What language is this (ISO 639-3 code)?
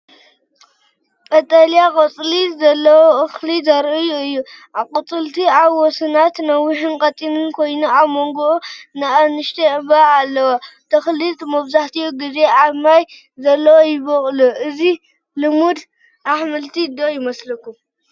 tir